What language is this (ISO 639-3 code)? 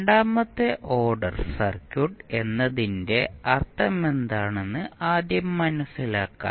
mal